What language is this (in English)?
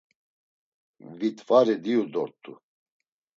Laz